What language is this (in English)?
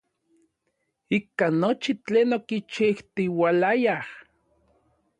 Orizaba Nahuatl